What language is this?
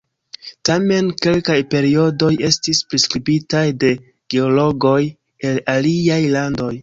Esperanto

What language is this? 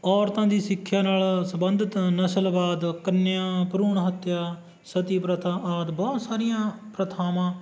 Punjabi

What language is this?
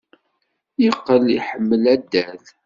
Kabyle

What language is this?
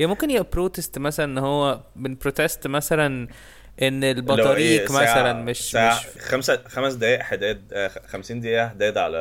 Arabic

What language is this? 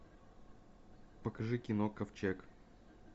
Russian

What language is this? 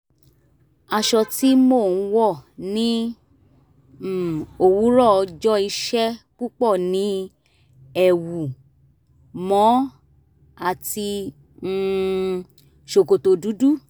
Yoruba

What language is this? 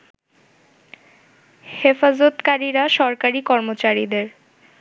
Bangla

